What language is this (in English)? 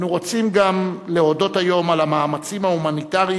Hebrew